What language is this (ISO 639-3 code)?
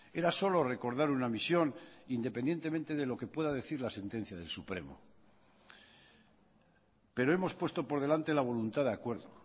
spa